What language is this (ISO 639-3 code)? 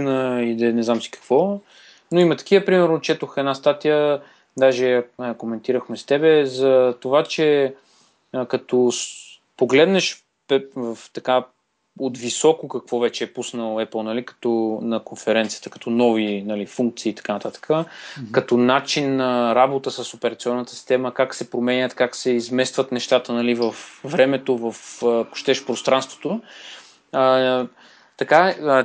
bul